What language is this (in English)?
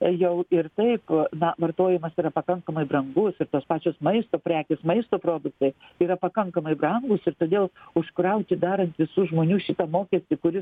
Lithuanian